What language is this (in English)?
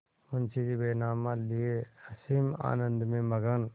Hindi